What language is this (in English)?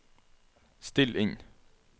Norwegian